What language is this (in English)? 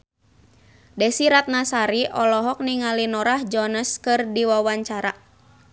Sundanese